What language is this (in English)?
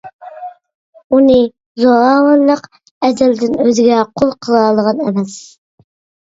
Uyghur